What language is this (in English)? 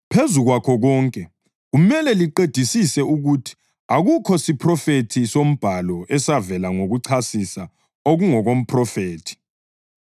North Ndebele